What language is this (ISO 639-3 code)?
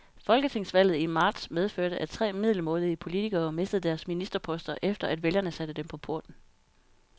dan